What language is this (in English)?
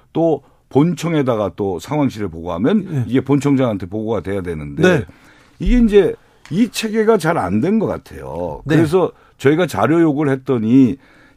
Korean